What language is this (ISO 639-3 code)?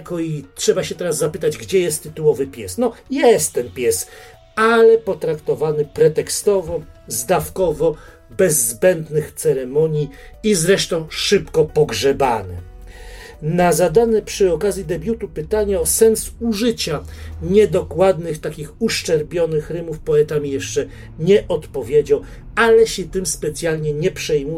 pol